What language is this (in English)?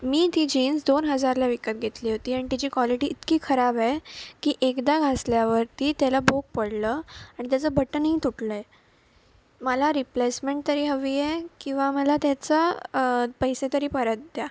Marathi